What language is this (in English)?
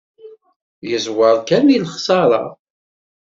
Kabyle